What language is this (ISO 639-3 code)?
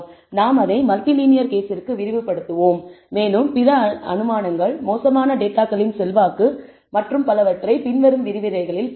tam